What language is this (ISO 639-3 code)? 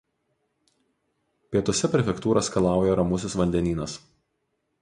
lit